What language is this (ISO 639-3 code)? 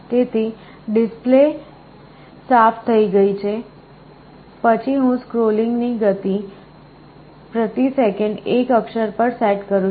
guj